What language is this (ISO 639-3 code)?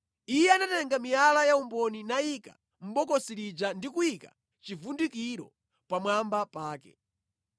nya